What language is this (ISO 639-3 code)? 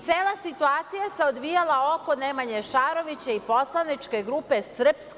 srp